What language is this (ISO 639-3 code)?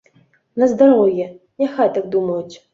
bel